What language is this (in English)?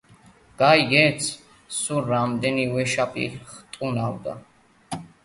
Georgian